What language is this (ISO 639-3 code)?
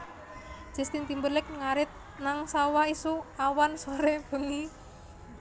jav